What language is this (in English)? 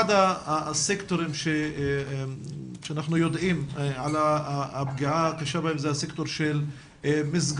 Hebrew